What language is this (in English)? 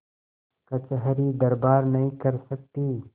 Hindi